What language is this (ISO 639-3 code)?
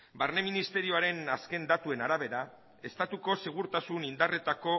eus